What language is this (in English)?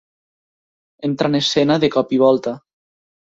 Catalan